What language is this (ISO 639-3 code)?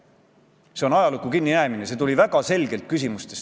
est